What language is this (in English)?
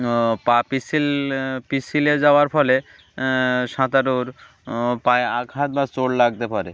Bangla